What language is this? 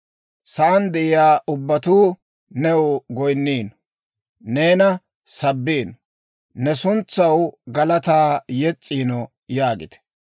Dawro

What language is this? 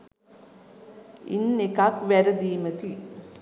Sinhala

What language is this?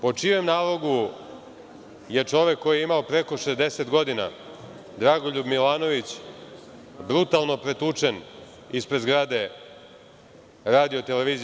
Serbian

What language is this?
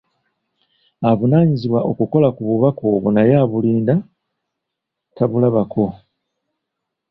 Ganda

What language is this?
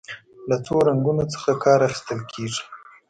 Pashto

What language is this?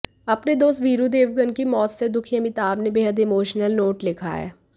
Hindi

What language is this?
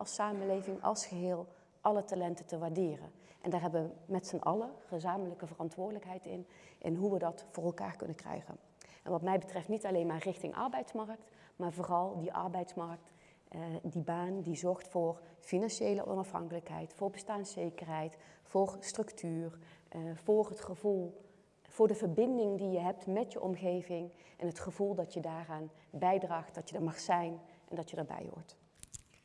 Dutch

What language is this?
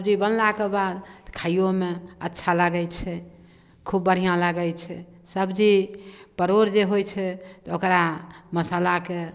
Maithili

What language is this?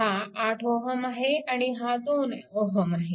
Marathi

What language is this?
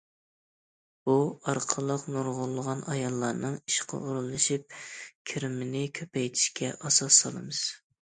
Uyghur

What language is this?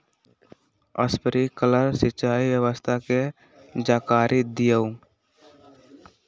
Magahi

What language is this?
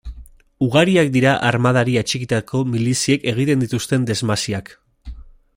Basque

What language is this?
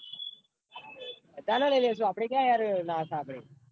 Gujarati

